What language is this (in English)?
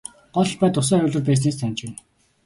Mongolian